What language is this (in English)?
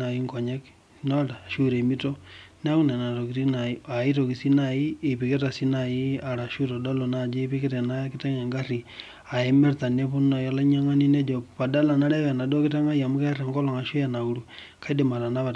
Masai